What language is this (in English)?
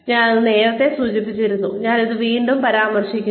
Malayalam